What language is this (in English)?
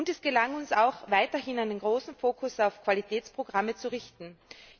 German